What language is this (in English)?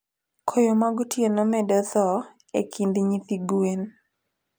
Luo (Kenya and Tanzania)